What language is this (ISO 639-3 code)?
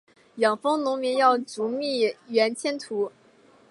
zho